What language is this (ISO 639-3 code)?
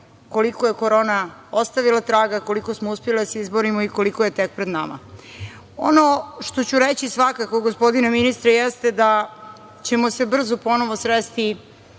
srp